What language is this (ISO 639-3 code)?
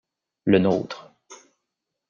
fra